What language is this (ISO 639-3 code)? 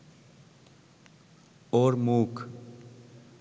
ben